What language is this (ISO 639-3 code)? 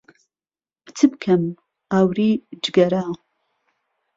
ckb